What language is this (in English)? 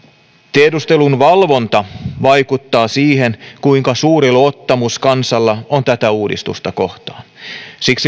Finnish